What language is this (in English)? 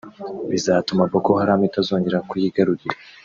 Kinyarwanda